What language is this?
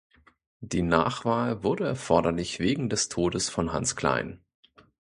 German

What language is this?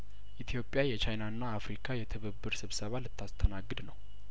Amharic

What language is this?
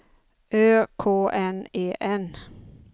Swedish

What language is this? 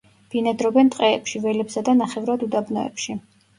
Georgian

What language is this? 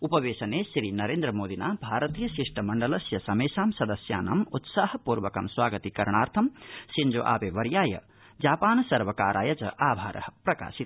Sanskrit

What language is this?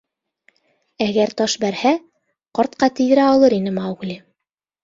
Bashkir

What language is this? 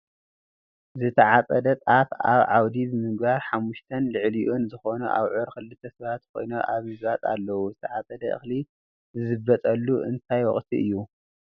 Tigrinya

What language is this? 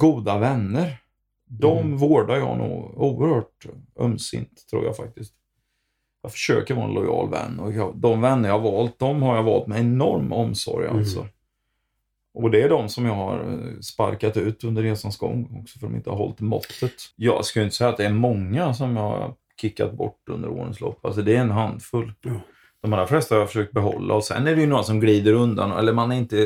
Swedish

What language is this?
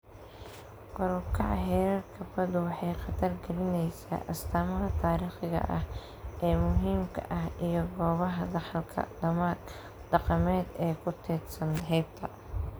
Somali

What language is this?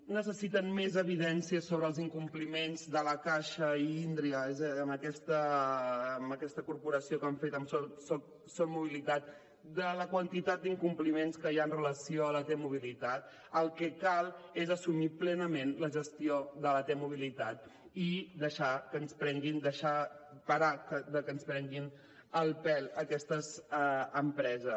Catalan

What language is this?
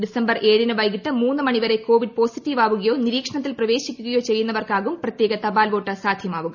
Malayalam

